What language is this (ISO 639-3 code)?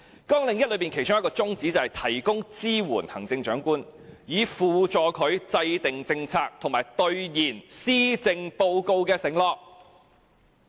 yue